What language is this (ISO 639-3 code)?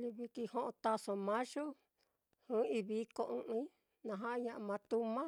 vmm